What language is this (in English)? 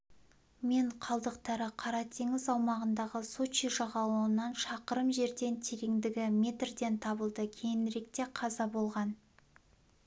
Kazakh